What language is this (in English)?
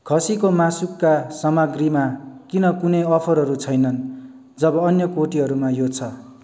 Nepali